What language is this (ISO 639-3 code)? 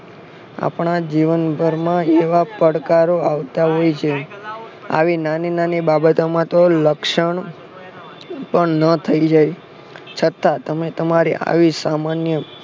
guj